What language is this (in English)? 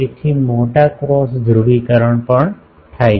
Gujarati